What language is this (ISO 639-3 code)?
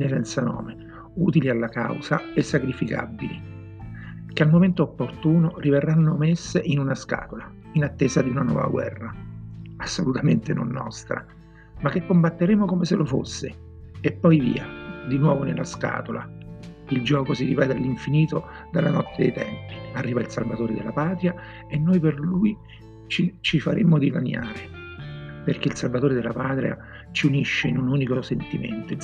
ita